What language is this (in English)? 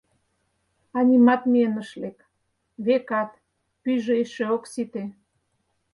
Mari